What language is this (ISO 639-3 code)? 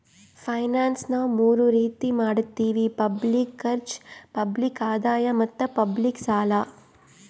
kan